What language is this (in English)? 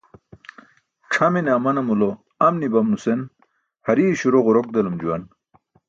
Burushaski